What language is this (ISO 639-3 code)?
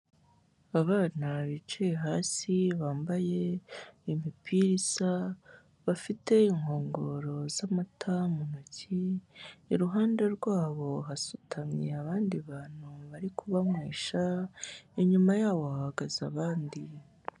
kin